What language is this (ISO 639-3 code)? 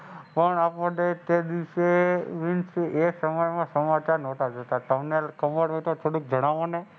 guj